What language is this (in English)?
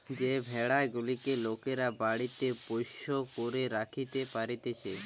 Bangla